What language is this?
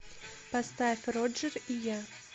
Russian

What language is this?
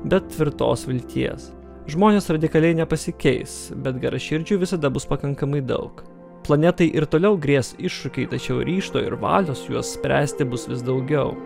Lithuanian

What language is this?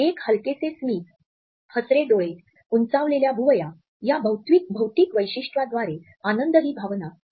Marathi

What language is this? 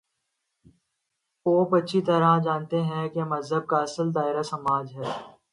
Urdu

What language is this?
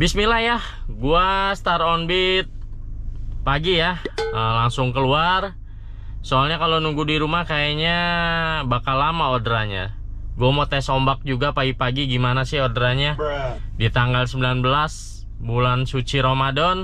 Indonesian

